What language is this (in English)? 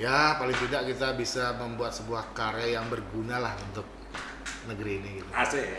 Indonesian